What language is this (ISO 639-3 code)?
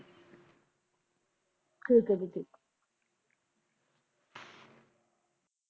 pan